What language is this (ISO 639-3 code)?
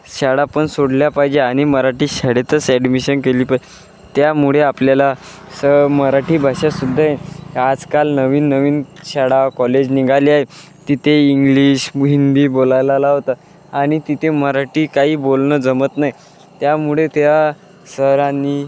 mar